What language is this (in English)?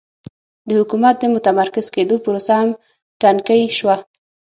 Pashto